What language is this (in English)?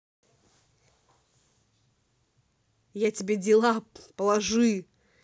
Russian